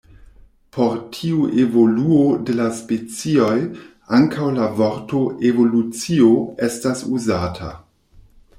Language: Esperanto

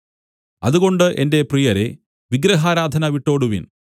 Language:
Malayalam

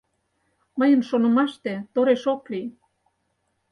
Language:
Mari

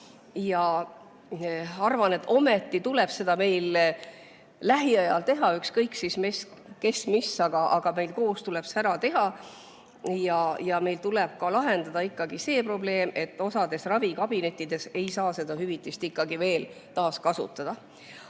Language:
Estonian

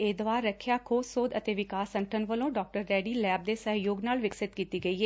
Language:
Punjabi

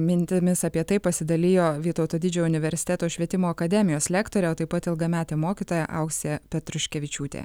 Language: Lithuanian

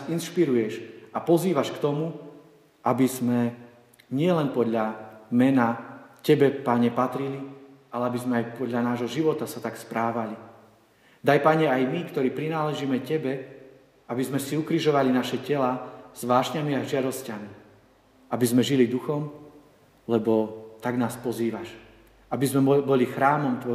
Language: Slovak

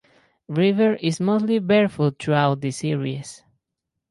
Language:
English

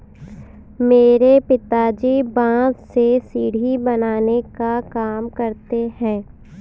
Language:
Hindi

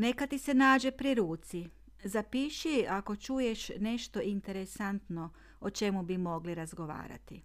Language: Croatian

